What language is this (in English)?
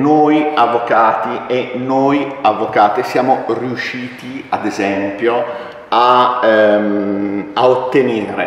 Italian